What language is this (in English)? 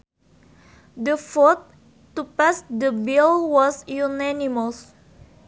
Sundanese